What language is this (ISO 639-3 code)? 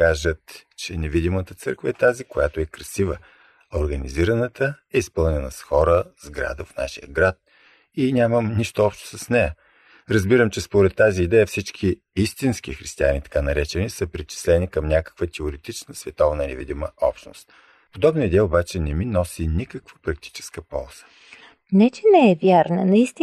bul